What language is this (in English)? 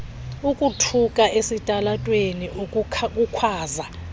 Xhosa